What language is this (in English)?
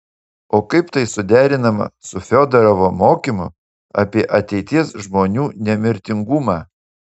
Lithuanian